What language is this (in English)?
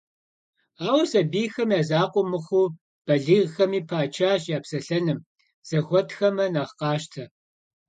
Kabardian